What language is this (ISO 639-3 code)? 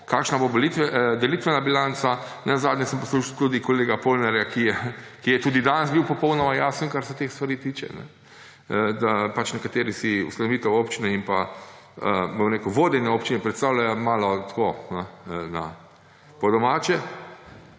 slv